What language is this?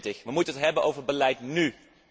Dutch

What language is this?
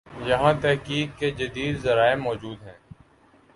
Urdu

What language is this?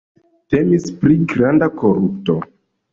Esperanto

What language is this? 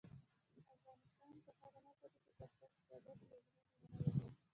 Pashto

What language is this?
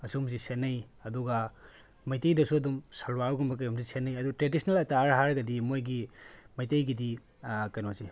Manipuri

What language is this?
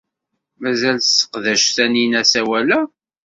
Kabyle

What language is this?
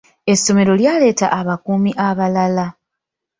Ganda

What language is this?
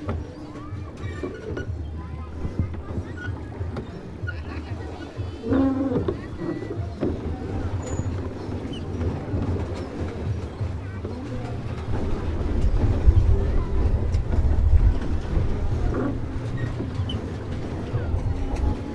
Indonesian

